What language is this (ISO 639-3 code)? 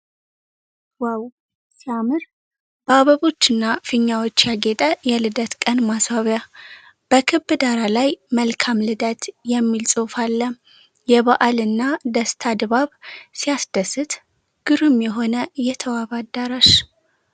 amh